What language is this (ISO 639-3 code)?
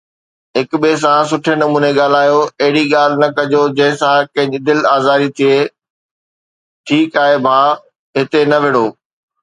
snd